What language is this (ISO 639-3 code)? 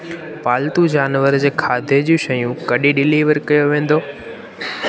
snd